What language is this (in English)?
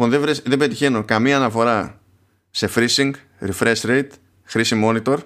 Greek